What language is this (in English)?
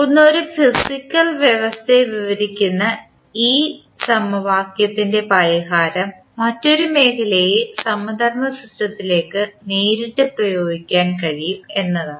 Malayalam